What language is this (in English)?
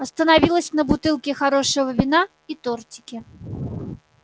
Russian